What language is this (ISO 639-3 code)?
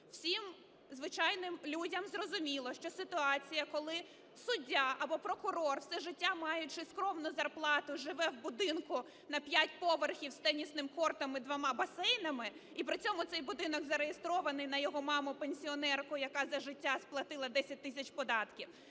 ukr